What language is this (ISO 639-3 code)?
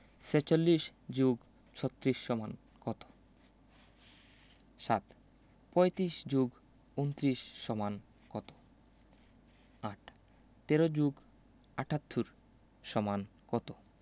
ben